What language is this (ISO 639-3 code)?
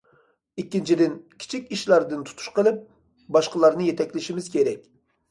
uig